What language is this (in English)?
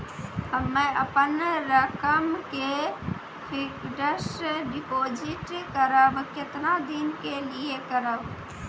Maithili